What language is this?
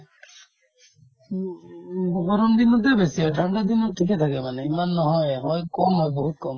Assamese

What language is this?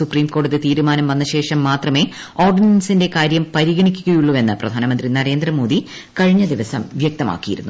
Malayalam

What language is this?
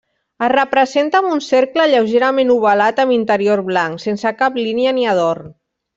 Catalan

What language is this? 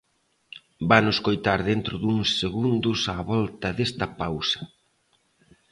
Galician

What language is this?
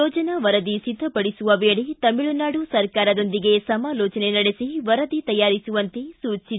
Kannada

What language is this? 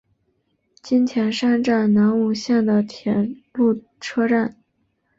Chinese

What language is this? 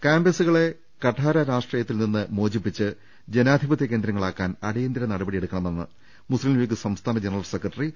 Malayalam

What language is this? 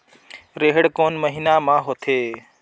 Chhattisgarhi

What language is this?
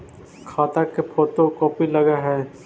Magahi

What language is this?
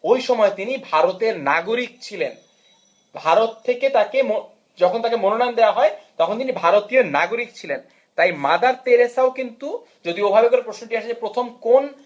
Bangla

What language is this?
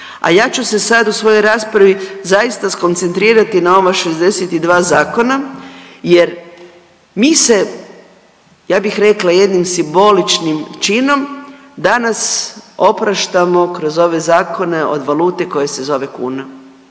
Croatian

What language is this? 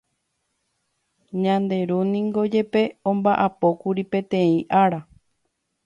Guarani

